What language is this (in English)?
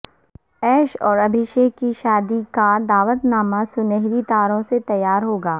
Urdu